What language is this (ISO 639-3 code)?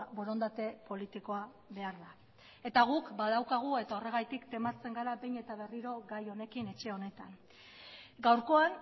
eus